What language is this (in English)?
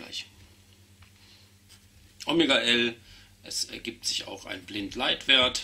German